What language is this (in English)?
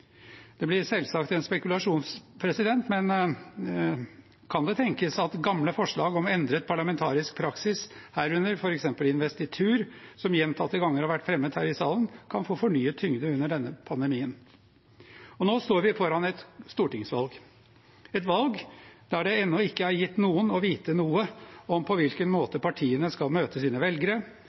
Norwegian Bokmål